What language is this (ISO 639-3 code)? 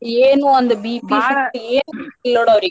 kan